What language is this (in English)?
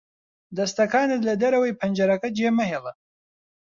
Central Kurdish